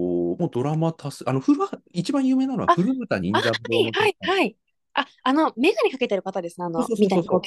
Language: Japanese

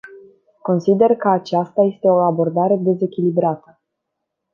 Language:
Romanian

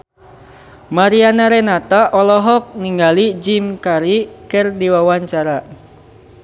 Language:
Sundanese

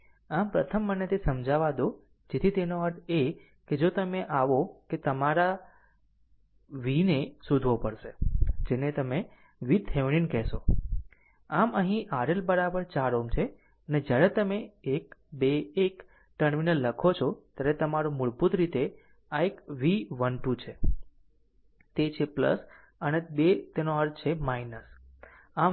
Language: Gujarati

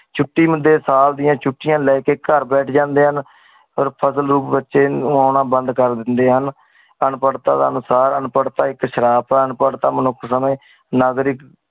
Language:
Punjabi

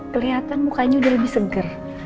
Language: Indonesian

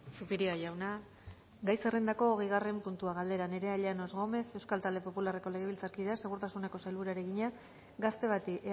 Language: Basque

